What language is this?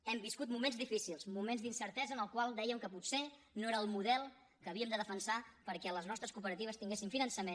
Catalan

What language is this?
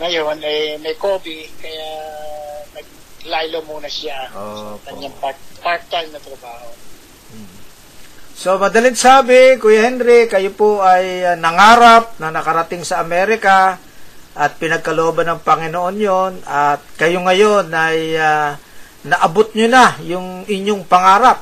Filipino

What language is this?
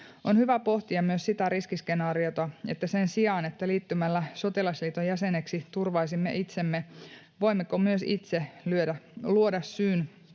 Finnish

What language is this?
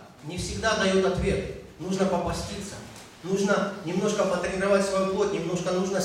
Russian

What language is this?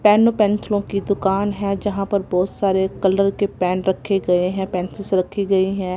Hindi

